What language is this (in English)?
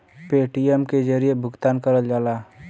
Bhojpuri